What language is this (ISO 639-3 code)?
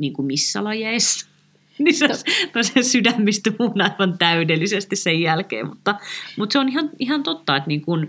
fin